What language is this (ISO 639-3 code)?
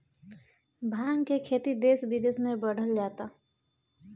bho